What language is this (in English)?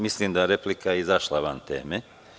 Serbian